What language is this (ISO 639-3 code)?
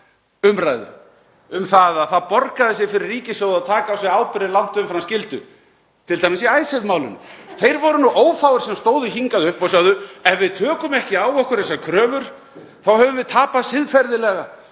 isl